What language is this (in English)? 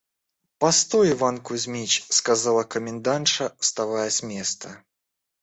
Russian